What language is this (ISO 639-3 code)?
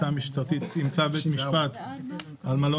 heb